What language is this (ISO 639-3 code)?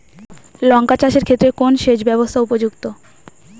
ben